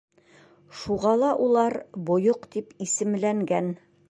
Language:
Bashkir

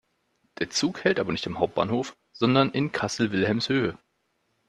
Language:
German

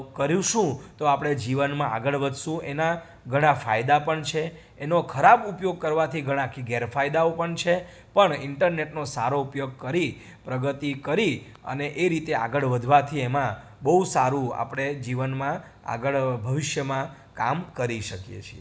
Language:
Gujarati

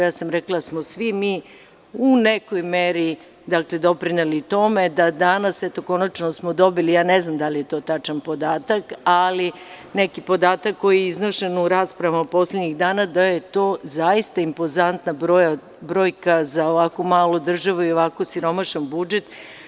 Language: Serbian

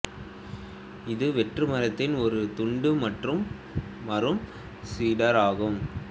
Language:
Tamil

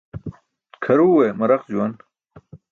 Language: Burushaski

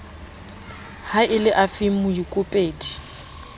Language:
Southern Sotho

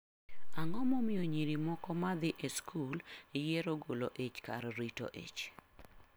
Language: Luo (Kenya and Tanzania)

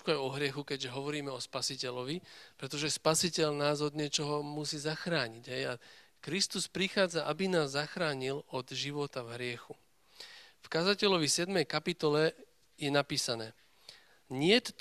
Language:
Slovak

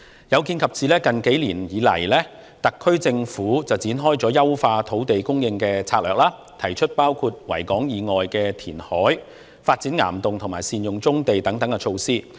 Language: Cantonese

